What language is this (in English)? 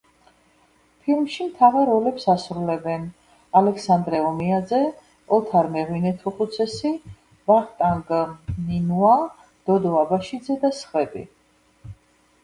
Georgian